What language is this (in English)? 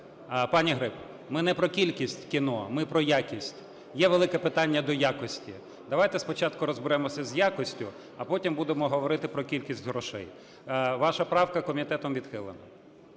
Ukrainian